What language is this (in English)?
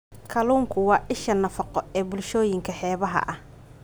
Somali